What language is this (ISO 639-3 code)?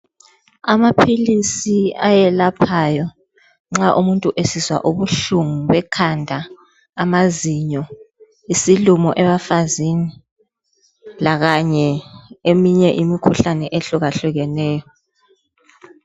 nde